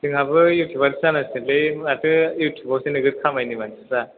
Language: Bodo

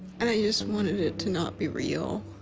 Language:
English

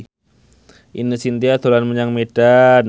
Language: Javanese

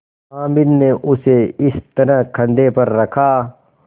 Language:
Hindi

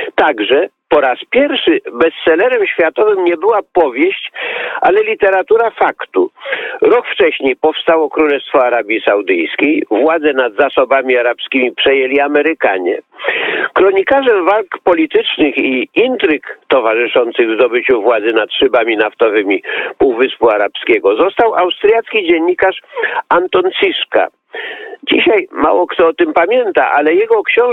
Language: Polish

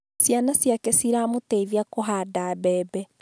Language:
Kikuyu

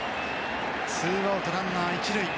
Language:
Japanese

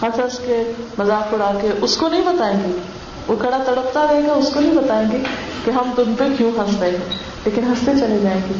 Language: Urdu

